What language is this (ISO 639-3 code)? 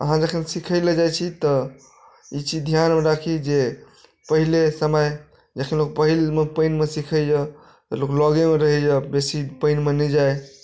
mai